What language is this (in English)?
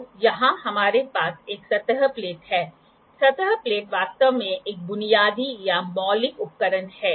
Hindi